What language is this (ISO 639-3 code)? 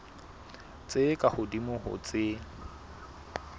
sot